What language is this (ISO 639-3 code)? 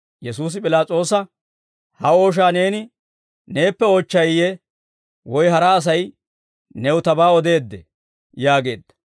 dwr